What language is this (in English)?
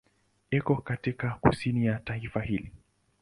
Swahili